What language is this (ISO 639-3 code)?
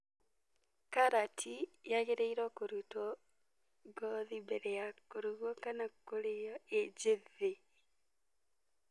kik